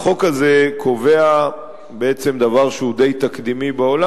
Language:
Hebrew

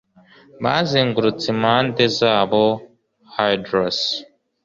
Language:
Kinyarwanda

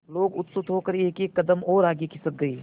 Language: Hindi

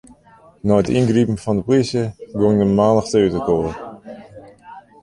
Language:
Western Frisian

